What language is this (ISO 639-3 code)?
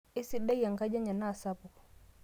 mas